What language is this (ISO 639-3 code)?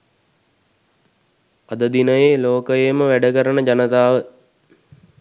sin